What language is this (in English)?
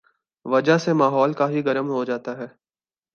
Urdu